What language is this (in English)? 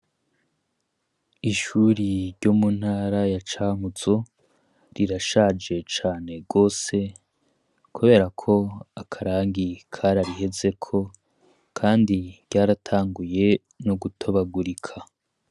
Rundi